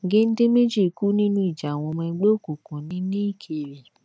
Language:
Yoruba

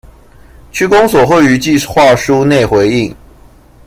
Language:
Chinese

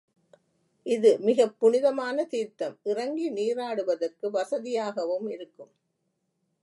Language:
Tamil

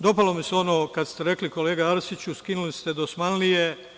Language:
Serbian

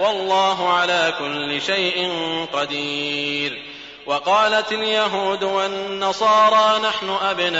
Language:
Arabic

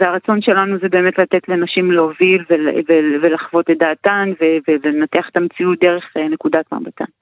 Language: Hebrew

